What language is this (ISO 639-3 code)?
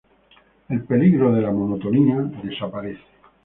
spa